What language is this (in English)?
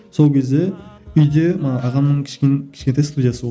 Kazakh